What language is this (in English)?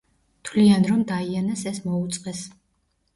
Georgian